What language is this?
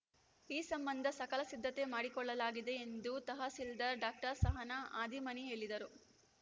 Kannada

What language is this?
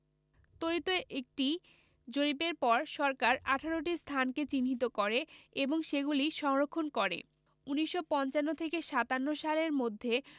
Bangla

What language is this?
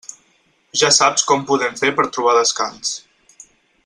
Catalan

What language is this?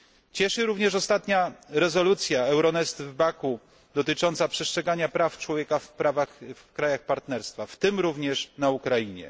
Polish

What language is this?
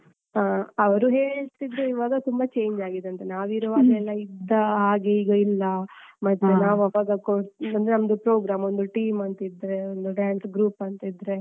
Kannada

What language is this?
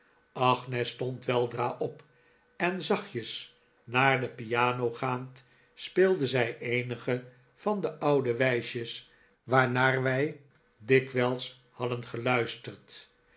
Dutch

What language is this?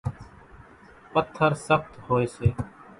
Kachi Koli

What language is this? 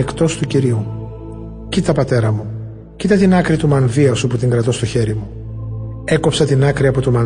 Greek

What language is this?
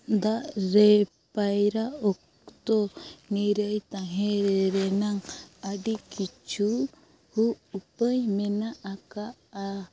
Santali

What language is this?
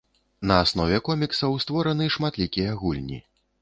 Belarusian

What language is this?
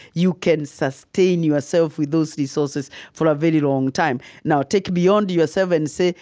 English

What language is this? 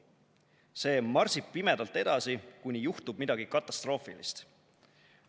Estonian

